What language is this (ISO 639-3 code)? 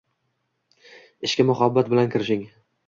uzb